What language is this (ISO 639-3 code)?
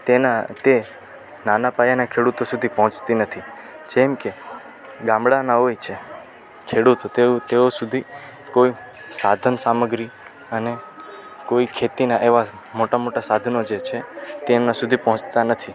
guj